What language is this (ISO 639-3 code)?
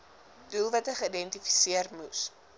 afr